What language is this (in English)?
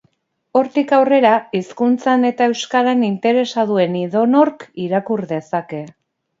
Basque